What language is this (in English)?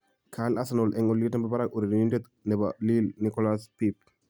Kalenjin